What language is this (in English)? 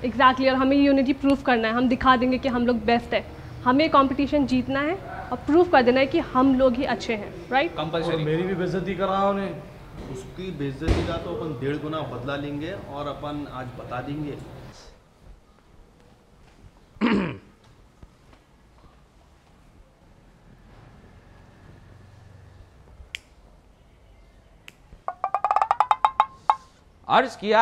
Hindi